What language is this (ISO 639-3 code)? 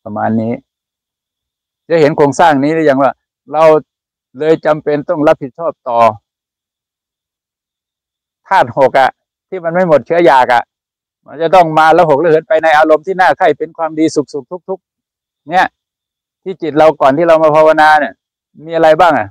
tha